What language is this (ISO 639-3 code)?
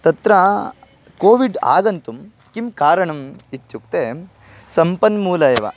san